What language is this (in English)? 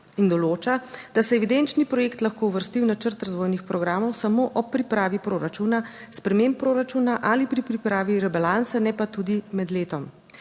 Slovenian